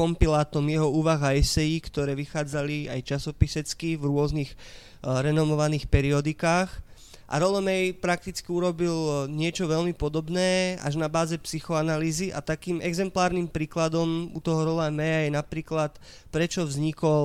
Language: Slovak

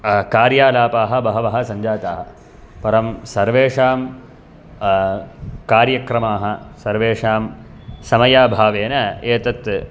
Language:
Sanskrit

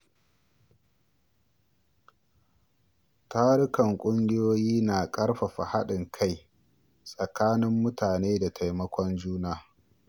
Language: Hausa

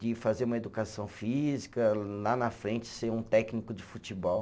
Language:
Portuguese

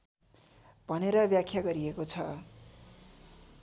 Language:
Nepali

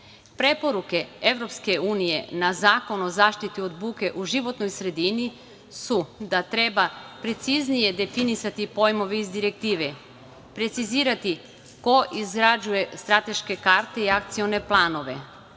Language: Serbian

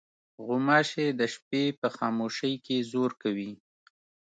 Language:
Pashto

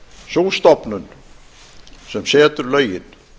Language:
Icelandic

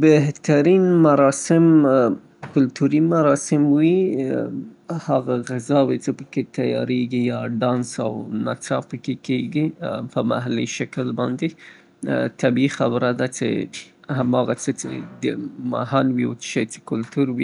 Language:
Southern Pashto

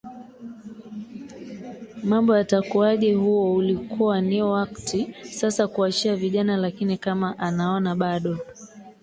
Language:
Swahili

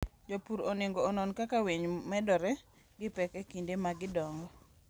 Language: Luo (Kenya and Tanzania)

